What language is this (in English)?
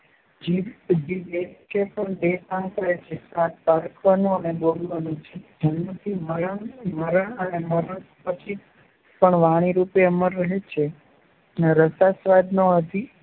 Gujarati